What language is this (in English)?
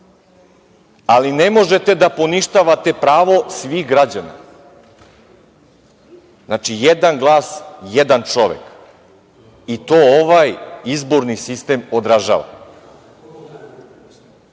Serbian